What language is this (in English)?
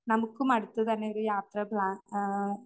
Malayalam